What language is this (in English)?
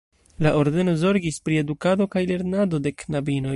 Esperanto